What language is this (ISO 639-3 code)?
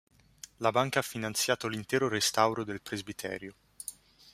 ita